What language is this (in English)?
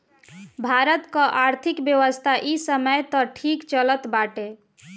Bhojpuri